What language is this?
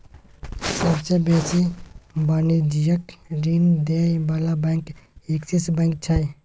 Maithili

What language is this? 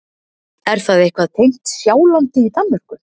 Icelandic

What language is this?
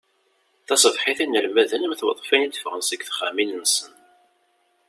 Kabyle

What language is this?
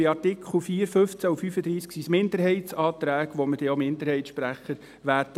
Swiss German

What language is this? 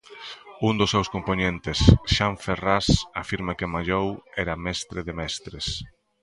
Galician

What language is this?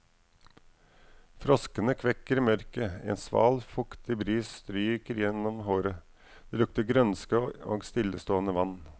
Norwegian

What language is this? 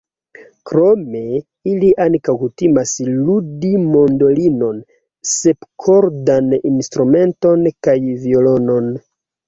Esperanto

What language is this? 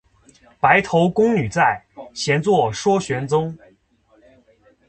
Chinese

